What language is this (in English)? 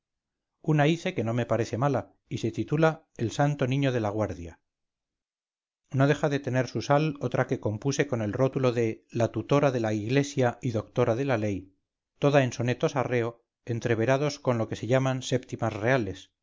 Spanish